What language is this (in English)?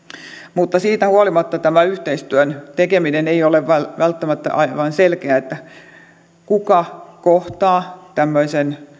Finnish